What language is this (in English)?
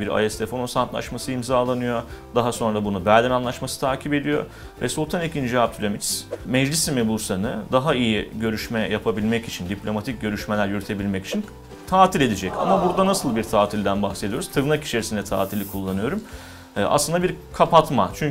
Turkish